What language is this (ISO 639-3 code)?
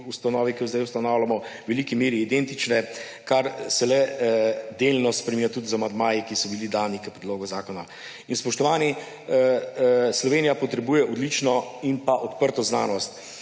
slv